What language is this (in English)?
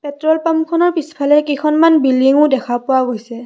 Assamese